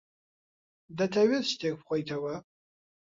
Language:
Central Kurdish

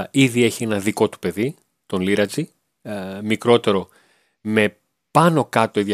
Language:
Greek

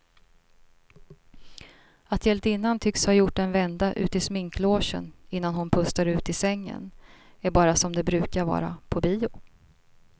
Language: Swedish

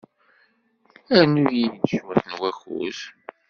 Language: Kabyle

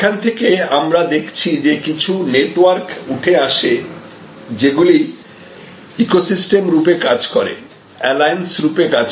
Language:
Bangla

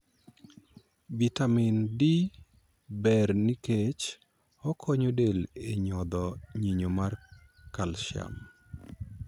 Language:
Luo (Kenya and Tanzania)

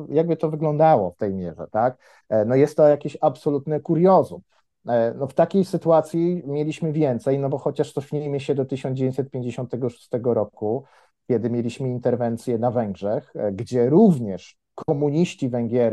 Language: Polish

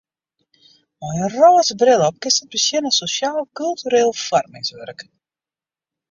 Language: Western Frisian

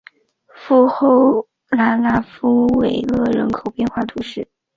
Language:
Chinese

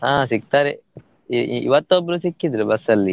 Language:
Kannada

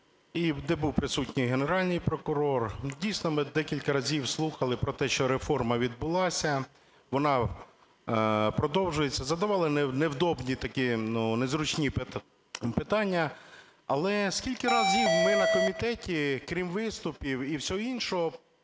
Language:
Ukrainian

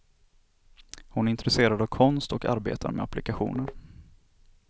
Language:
Swedish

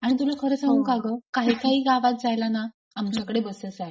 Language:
Marathi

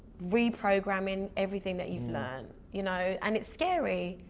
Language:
English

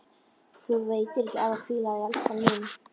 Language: Icelandic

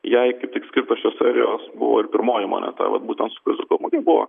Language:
Lithuanian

